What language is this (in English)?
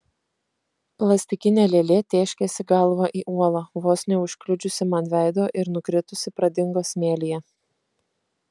Lithuanian